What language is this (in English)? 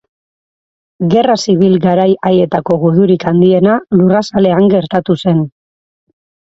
Basque